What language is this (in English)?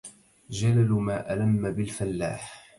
Arabic